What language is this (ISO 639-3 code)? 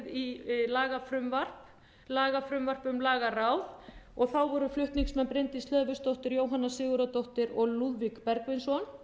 isl